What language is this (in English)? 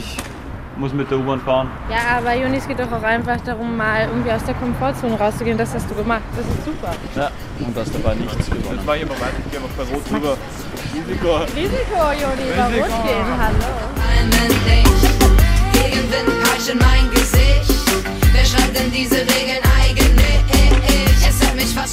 German